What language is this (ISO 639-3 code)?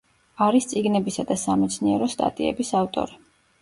kat